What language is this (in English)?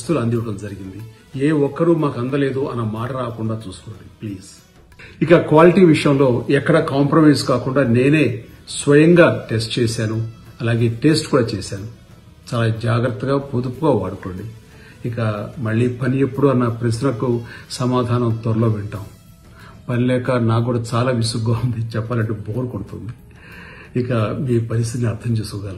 Telugu